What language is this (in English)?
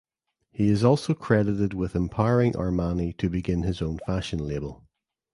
English